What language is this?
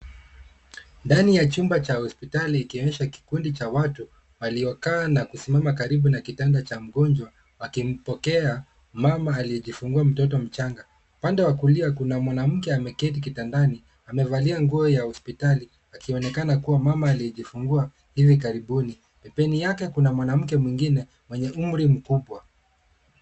Swahili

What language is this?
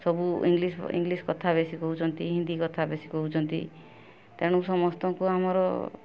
Odia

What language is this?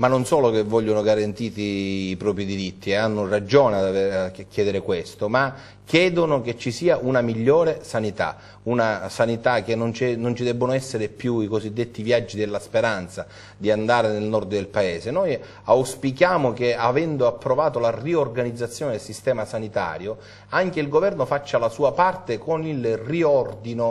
Italian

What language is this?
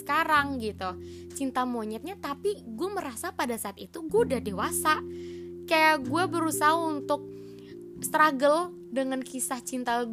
Indonesian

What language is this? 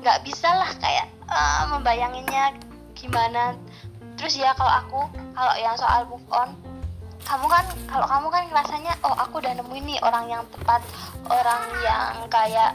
Indonesian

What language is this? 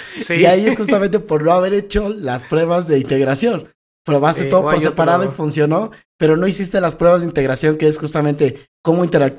Spanish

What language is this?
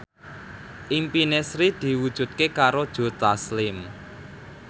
Javanese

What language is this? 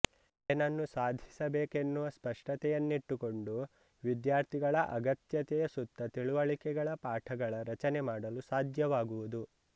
Kannada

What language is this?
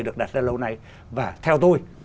Vietnamese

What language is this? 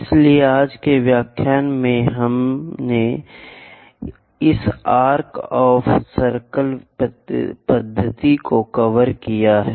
Hindi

